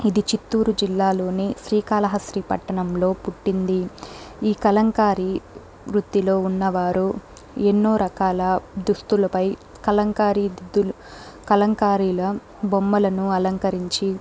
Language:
Telugu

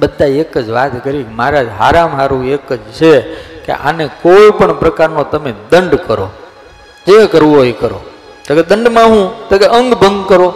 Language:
Gujarati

